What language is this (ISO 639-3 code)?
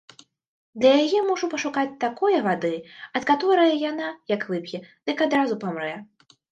bel